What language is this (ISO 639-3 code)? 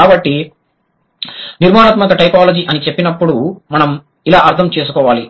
tel